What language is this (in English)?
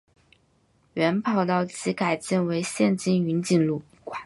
Chinese